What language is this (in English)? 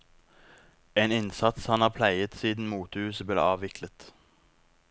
Norwegian